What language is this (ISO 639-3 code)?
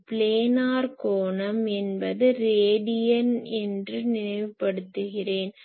tam